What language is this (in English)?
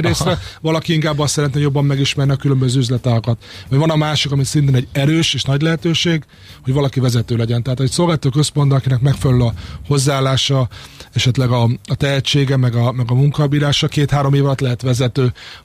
Hungarian